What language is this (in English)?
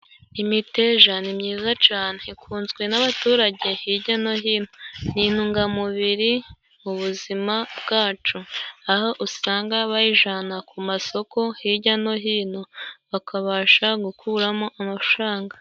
Kinyarwanda